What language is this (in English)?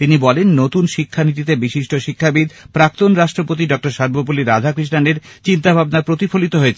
Bangla